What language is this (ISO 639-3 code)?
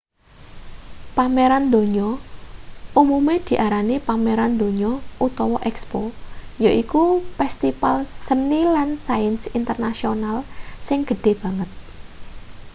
jav